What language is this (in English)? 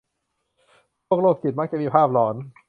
Thai